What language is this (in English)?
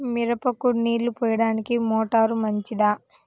Telugu